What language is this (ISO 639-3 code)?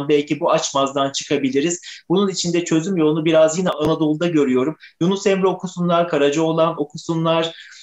tur